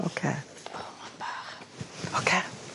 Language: Welsh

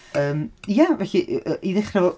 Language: Welsh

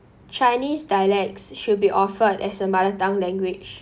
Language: English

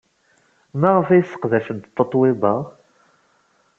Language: Kabyle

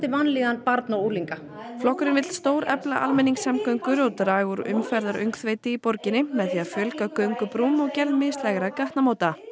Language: Icelandic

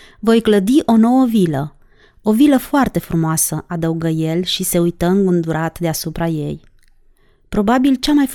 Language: Romanian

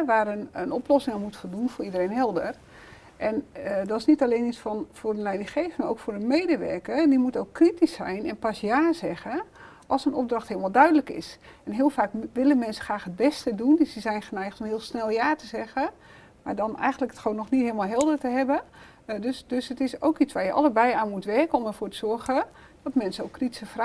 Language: Dutch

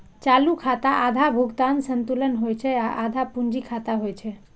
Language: Maithili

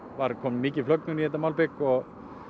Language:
Icelandic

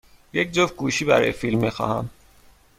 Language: Persian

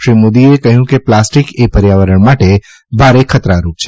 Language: Gujarati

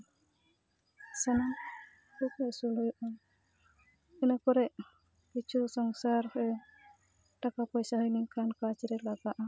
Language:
Santali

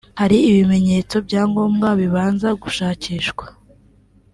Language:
Kinyarwanda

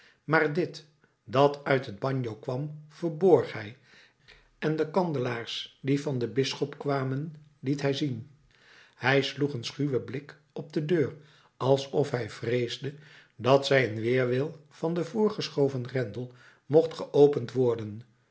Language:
Dutch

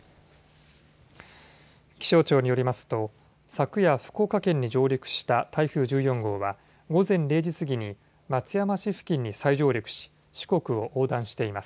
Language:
Japanese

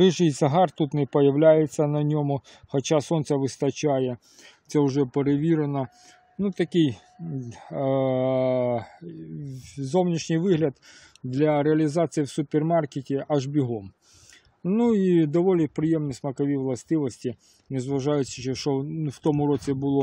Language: Ukrainian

